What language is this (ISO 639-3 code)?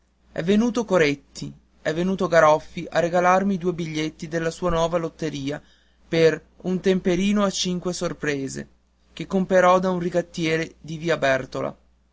ita